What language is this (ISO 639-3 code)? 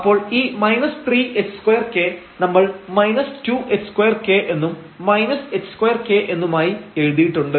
mal